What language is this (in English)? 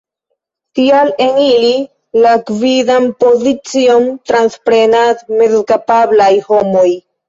Esperanto